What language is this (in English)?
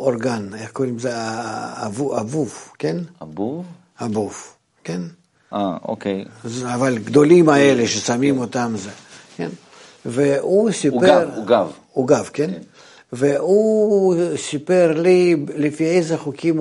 Hebrew